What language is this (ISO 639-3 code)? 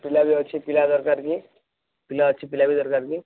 ori